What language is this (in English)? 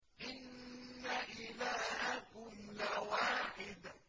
Arabic